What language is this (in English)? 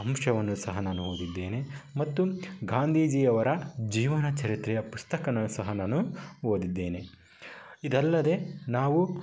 Kannada